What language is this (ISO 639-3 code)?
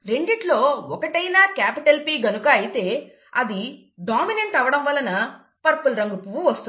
tel